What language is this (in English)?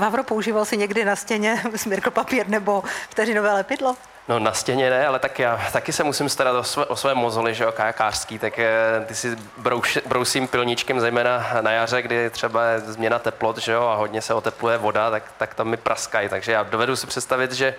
Czech